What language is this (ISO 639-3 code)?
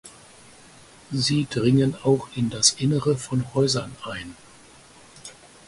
deu